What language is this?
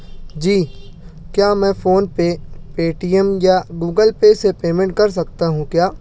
Urdu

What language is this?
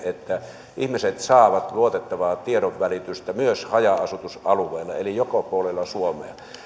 Finnish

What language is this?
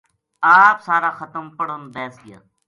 Gujari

